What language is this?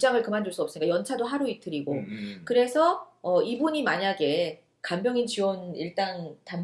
Korean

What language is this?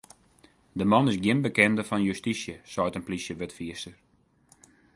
Western Frisian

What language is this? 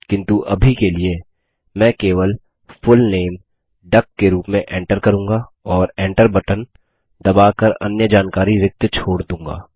Hindi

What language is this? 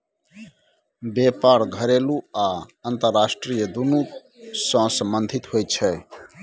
Maithili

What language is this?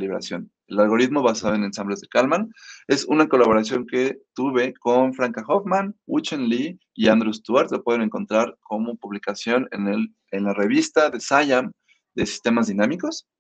Spanish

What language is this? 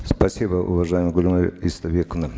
Kazakh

